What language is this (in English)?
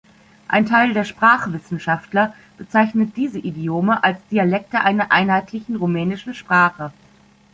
German